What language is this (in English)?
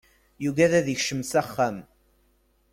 Kabyle